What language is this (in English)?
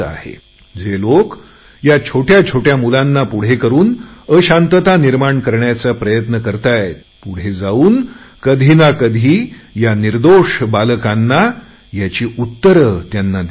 Marathi